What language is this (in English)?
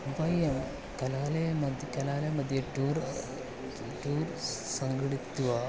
Sanskrit